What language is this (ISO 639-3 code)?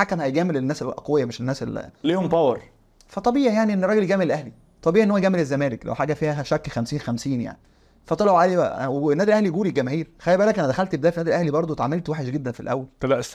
ara